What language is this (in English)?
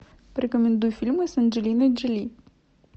Russian